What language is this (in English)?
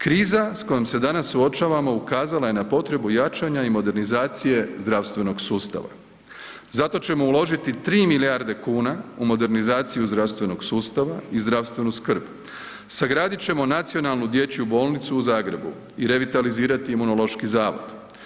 Croatian